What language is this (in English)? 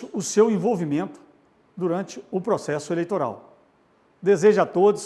Portuguese